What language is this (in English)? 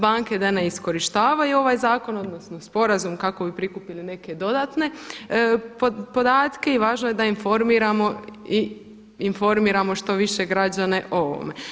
Croatian